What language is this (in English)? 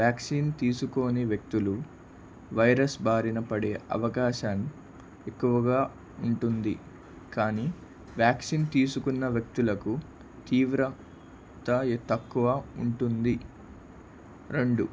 Telugu